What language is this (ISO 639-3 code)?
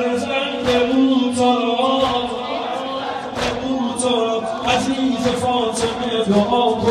nld